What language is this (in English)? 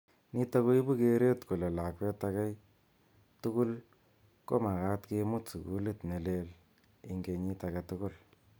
Kalenjin